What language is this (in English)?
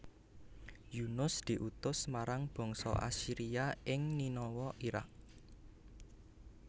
Javanese